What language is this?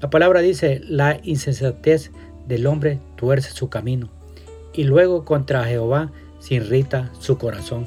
Spanish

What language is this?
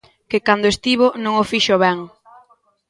Galician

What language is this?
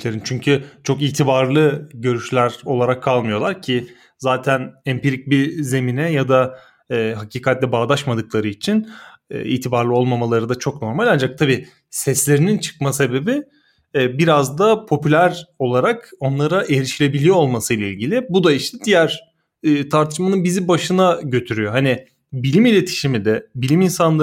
Turkish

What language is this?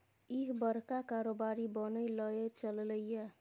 Maithili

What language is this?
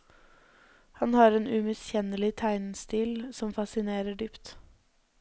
Norwegian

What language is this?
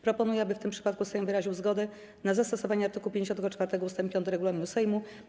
Polish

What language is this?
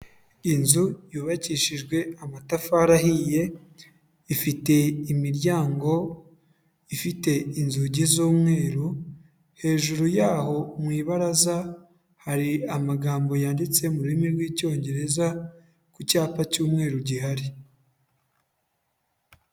Kinyarwanda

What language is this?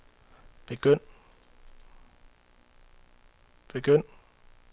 Danish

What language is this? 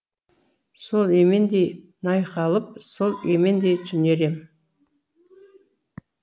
Kazakh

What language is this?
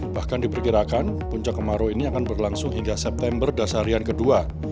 Indonesian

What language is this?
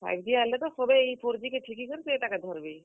Odia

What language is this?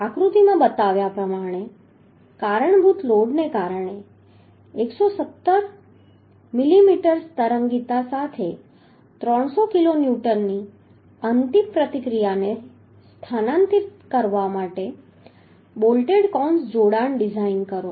Gujarati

